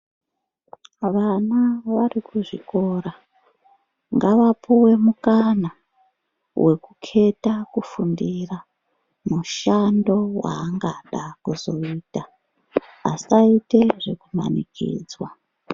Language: Ndau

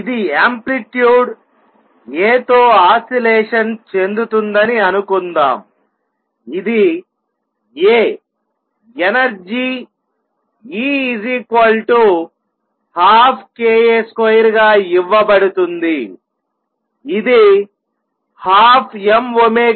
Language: Telugu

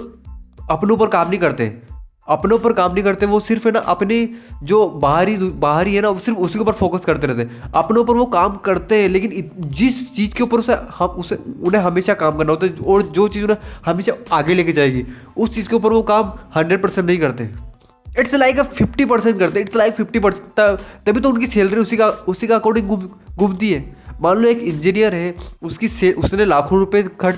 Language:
Hindi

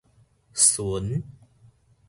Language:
Min Nan Chinese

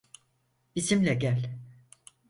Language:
Turkish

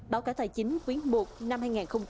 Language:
Vietnamese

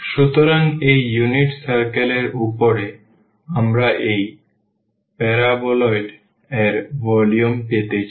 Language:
Bangla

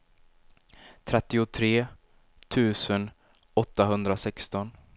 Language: Swedish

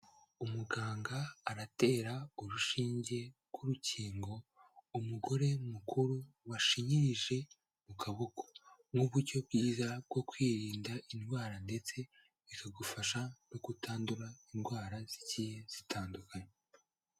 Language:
Kinyarwanda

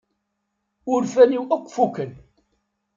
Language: Kabyle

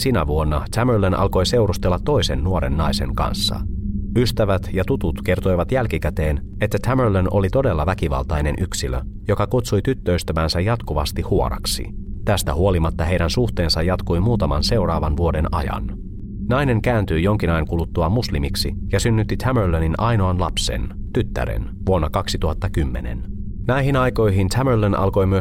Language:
Finnish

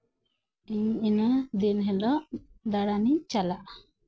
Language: Santali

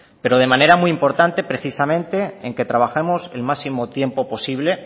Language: Spanish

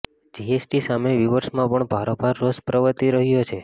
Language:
Gujarati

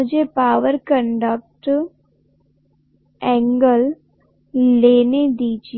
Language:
Hindi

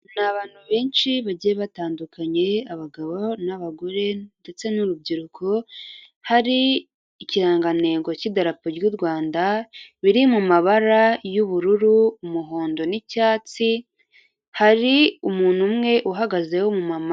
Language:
Kinyarwanda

